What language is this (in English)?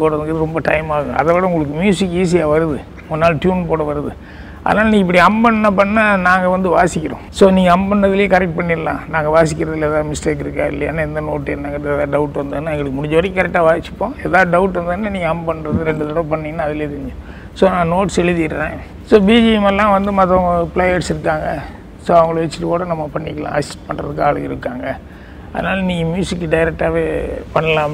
Tamil